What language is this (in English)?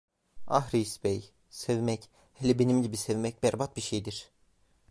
Turkish